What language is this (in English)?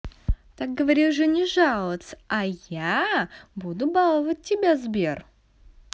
Russian